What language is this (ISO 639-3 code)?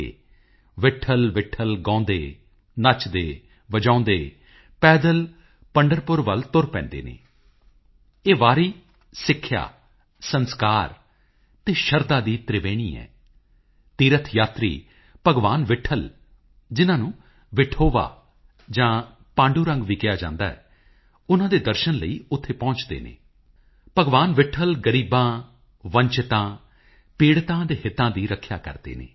pan